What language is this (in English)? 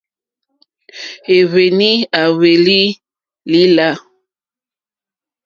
Mokpwe